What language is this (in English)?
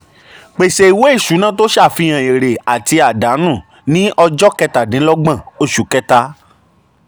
Yoruba